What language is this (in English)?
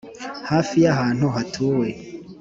Kinyarwanda